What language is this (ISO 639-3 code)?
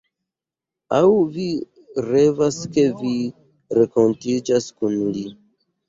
epo